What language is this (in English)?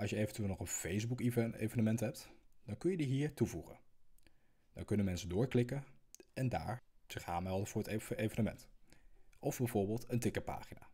Dutch